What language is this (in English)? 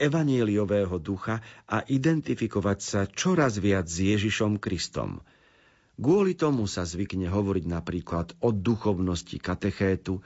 Slovak